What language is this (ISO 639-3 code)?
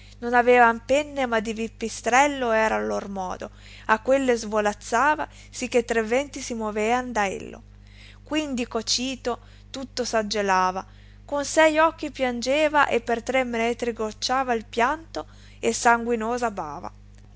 ita